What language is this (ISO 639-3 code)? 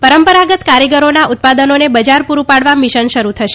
guj